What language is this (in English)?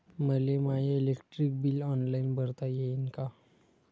Marathi